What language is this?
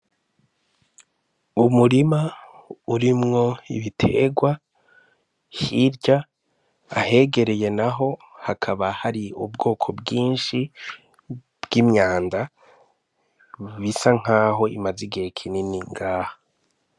Rundi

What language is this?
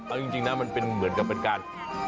Thai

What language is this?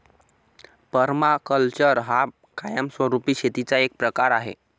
Marathi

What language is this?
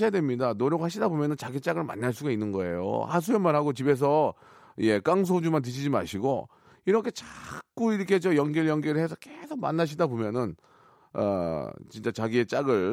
Korean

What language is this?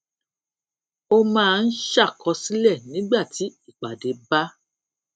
Yoruba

